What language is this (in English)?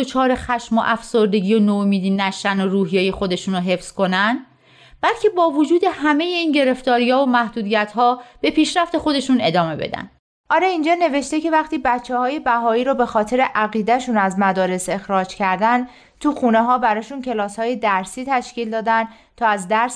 Persian